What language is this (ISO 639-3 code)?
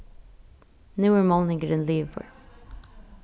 fao